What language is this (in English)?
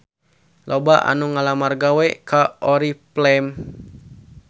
Sundanese